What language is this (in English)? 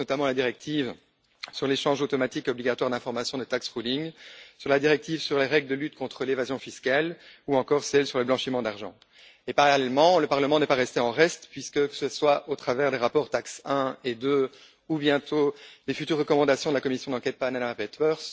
French